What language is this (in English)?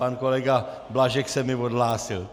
Czech